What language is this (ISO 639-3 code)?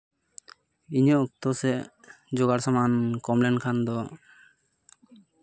sat